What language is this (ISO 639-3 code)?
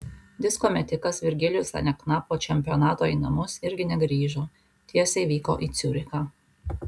lit